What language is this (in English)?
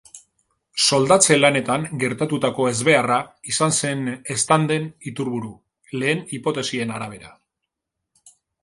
Basque